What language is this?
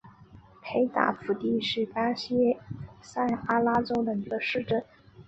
Chinese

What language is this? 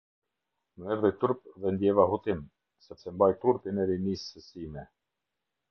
Albanian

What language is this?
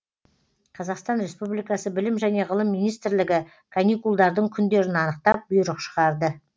Kazakh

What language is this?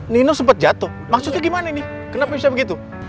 Indonesian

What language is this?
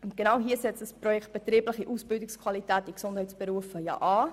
Swiss German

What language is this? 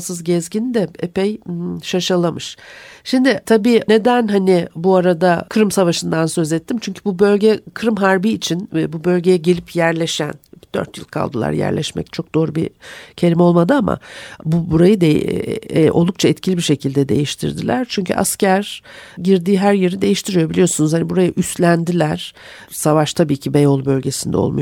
Turkish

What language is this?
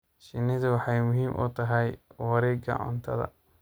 Somali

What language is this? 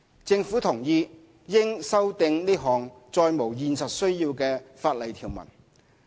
Cantonese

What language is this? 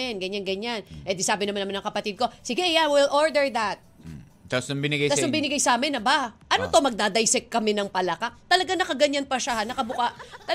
Filipino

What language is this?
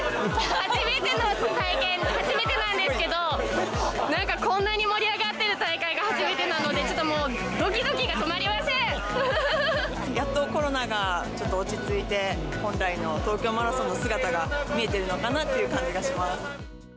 Japanese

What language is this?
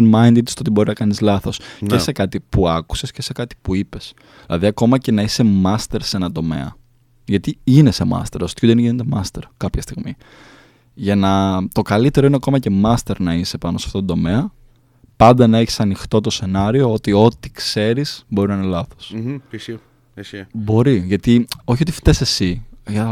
Greek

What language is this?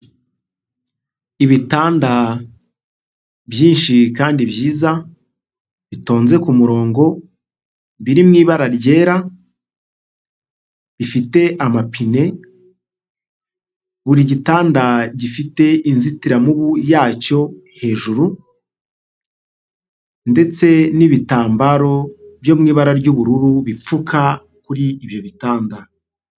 Kinyarwanda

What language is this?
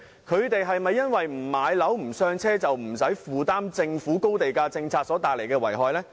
Cantonese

